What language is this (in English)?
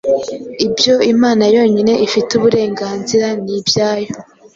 Kinyarwanda